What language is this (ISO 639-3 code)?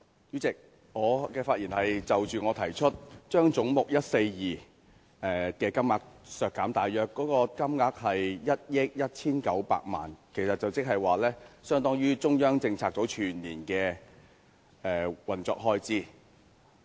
yue